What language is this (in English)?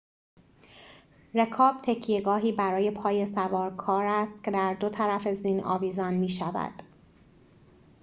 Persian